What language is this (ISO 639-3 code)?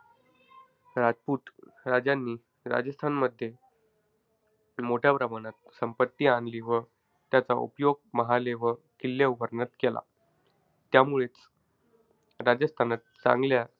mar